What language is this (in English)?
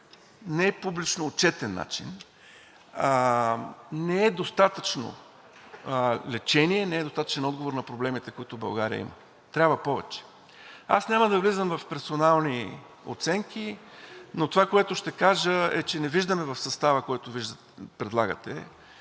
Bulgarian